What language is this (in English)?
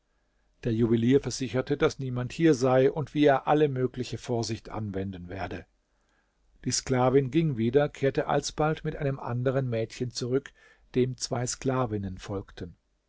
German